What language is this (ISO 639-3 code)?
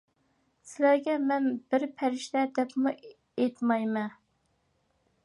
uig